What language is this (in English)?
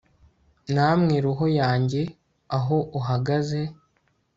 Kinyarwanda